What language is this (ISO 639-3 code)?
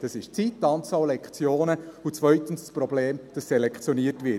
gsw